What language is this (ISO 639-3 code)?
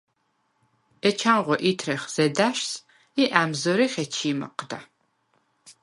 sva